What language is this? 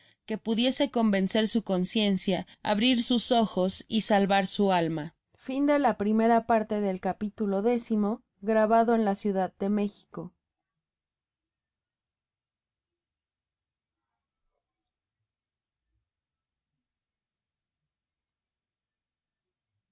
Spanish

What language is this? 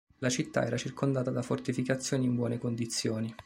Italian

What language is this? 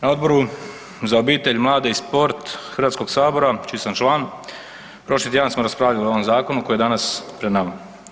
Croatian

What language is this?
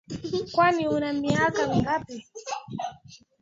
Swahili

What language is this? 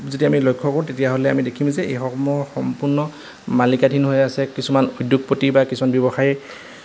Assamese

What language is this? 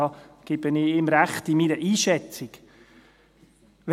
Swiss German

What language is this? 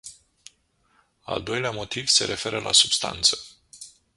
Romanian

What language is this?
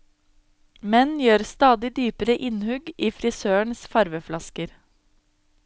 Norwegian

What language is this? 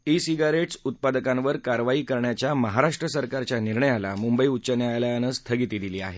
Marathi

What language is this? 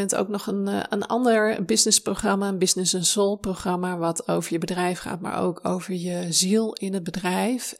Dutch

